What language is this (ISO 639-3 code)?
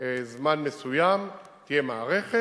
heb